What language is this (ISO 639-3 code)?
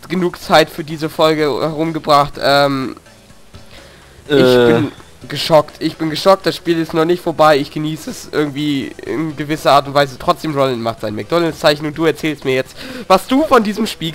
deu